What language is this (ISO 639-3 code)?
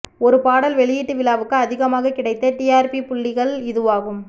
tam